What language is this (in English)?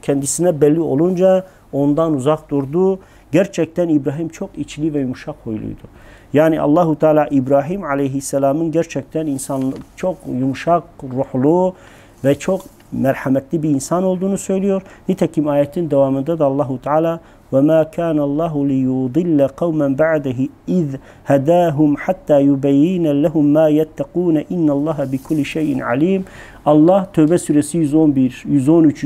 Turkish